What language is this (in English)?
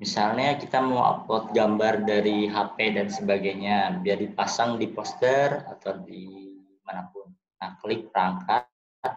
Indonesian